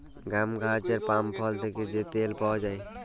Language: Bangla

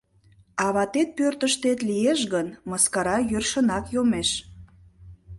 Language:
Mari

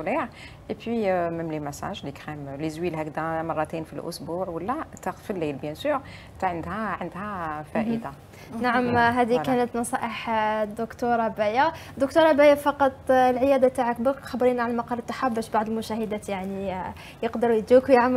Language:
Arabic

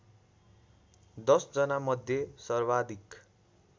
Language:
Nepali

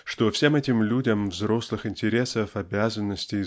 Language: Russian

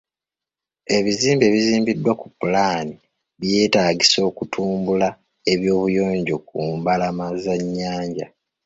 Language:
Ganda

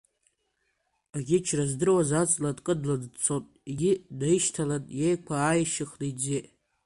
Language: Abkhazian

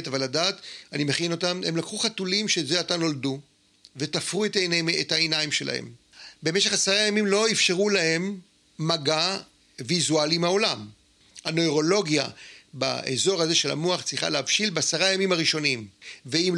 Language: Hebrew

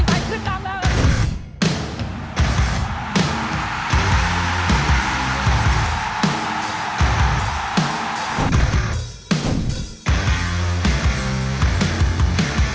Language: Thai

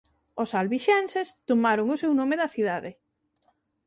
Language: Galician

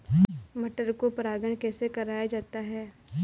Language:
Hindi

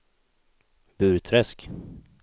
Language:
Swedish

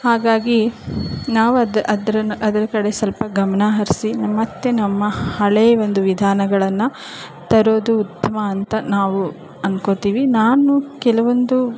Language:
Kannada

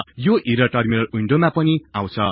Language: Nepali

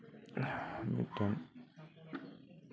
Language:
Santali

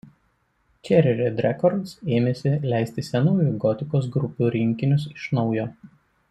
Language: Lithuanian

